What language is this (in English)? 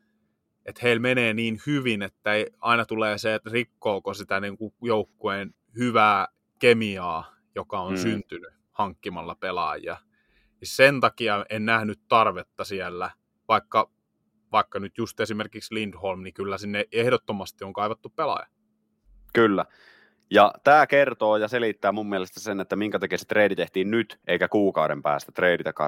Finnish